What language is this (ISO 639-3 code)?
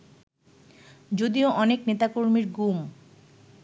ben